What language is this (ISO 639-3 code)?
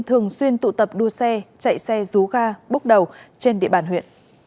vie